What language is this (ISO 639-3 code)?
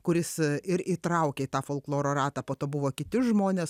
lit